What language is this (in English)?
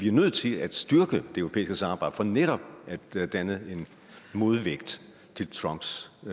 Danish